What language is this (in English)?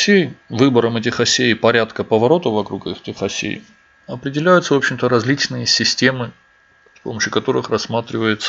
Russian